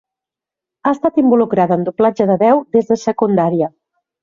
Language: Catalan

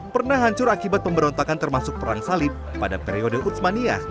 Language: Indonesian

